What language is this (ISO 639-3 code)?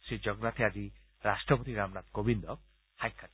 asm